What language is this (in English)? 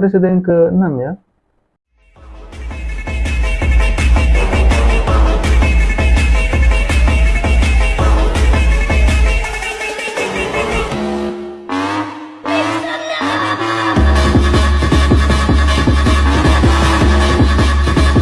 Indonesian